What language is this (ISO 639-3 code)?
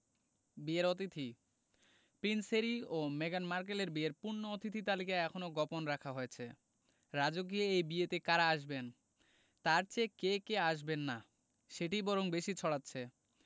ben